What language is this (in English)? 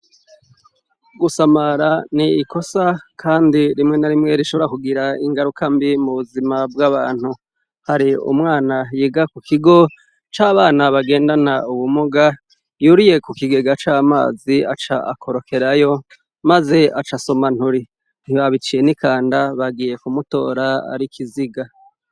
Rundi